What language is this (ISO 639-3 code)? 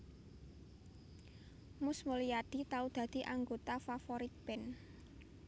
jav